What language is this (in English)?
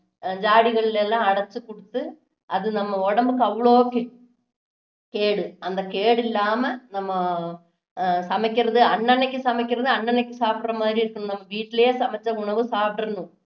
Tamil